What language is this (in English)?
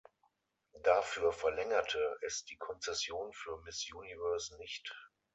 German